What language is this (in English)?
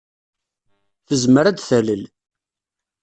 Kabyle